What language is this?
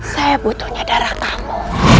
Indonesian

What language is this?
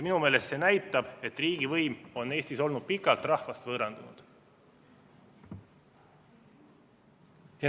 Estonian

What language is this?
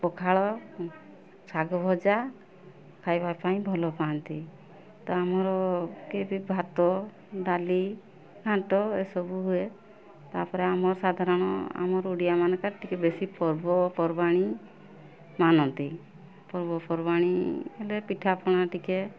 Odia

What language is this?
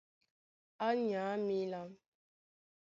Duala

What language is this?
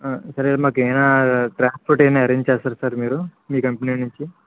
Telugu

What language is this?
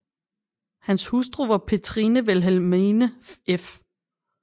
Danish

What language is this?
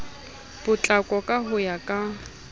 Southern Sotho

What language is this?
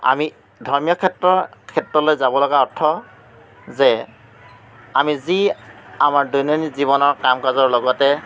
Assamese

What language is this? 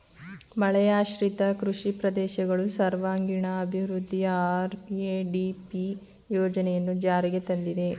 Kannada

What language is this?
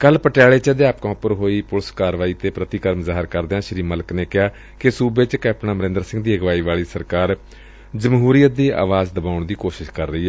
Punjabi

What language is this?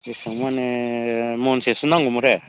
Bodo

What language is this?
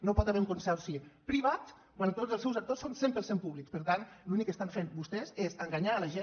Catalan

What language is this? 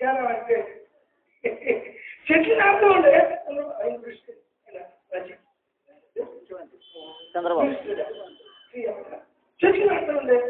Arabic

